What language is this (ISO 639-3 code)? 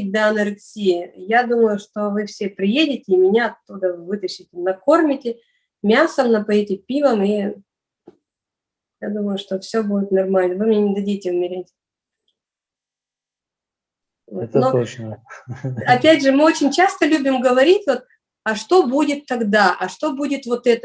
rus